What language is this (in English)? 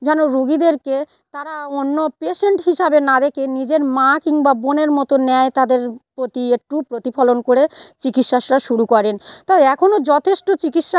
Bangla